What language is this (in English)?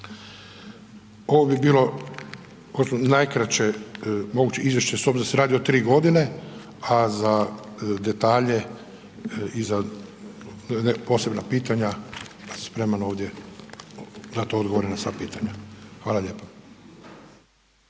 Croatian